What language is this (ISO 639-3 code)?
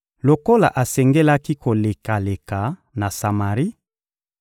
lin